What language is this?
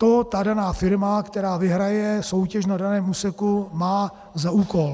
Czech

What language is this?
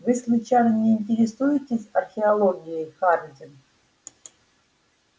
Russian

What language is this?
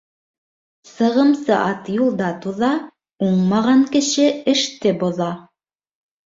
Bashkir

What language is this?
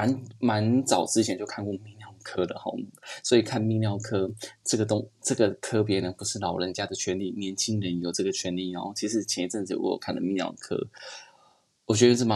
Chinese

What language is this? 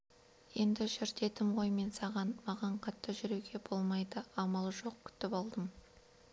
Kazakh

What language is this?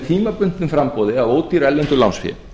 Icelandic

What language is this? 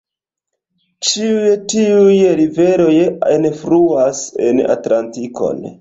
Esperanto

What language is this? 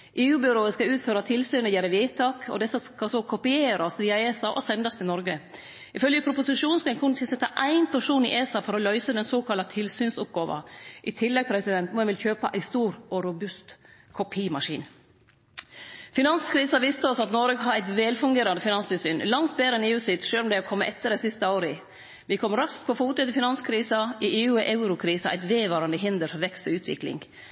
Norwegian Nynorsk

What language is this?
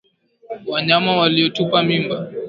Swahili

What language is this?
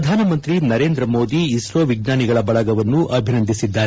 Kannada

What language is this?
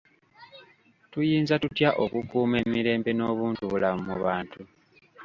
Ganda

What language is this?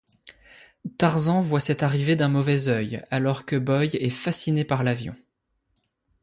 French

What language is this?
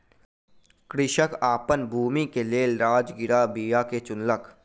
Maithili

